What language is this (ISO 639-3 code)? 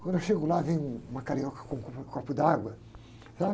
por